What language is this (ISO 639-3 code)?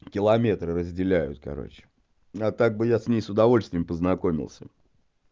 rus